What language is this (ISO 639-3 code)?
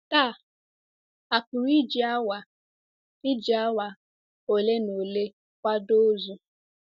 ibo